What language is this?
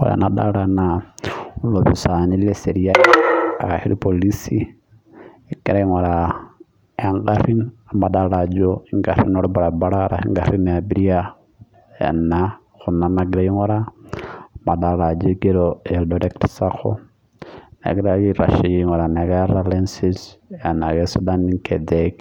Masai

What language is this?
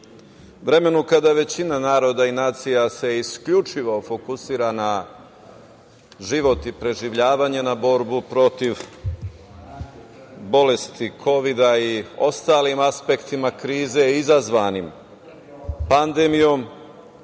Serbian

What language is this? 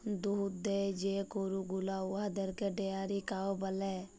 Bangla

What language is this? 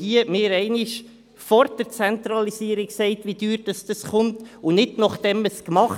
Swiss German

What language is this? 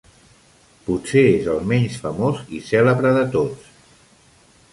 Catalan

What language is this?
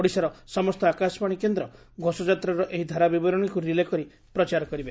Odia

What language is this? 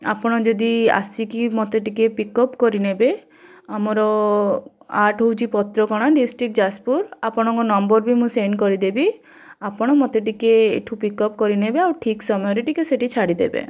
Odia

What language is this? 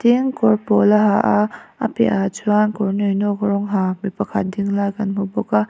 Mizo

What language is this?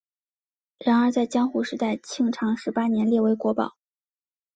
Chinese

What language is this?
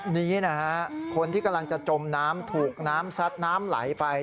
Thai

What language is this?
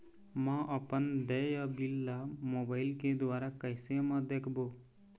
Chhattisgarhi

